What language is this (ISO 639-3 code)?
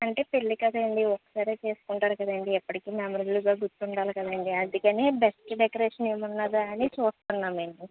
tel